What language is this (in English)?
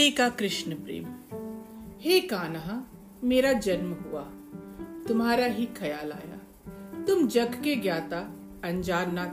Hindi